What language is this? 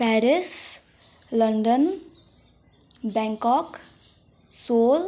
Nepali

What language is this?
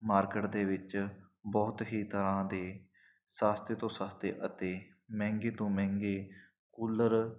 Punjabi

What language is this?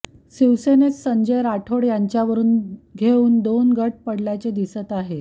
Marathi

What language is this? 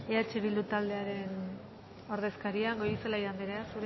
Basque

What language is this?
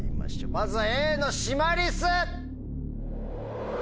Japanese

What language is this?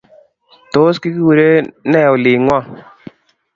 Kalenjin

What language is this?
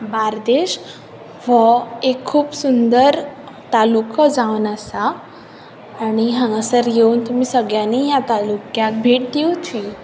Konkani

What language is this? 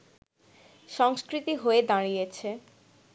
Bangla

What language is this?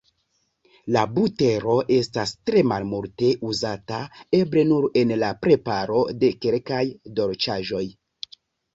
Esperanto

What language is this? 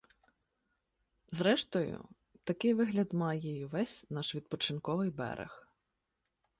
Ukrainian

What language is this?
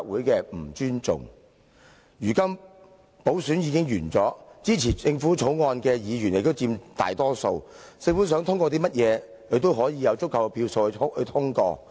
Cantonese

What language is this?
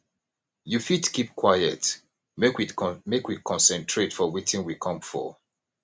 Nigerian Pidgin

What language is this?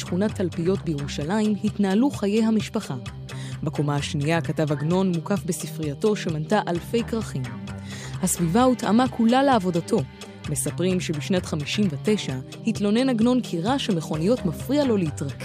Hebrew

